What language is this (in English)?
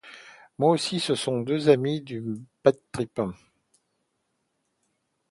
French